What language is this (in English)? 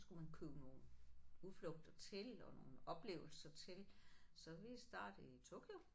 Danish